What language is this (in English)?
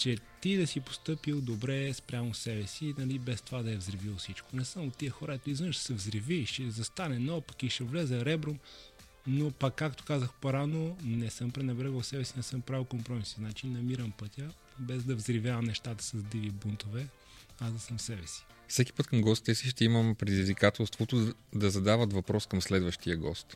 Bulgarian